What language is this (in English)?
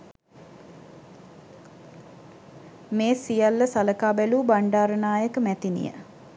Sinhala